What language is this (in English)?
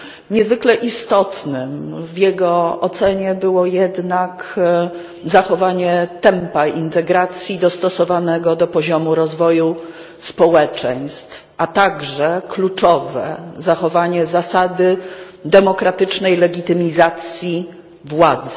Polish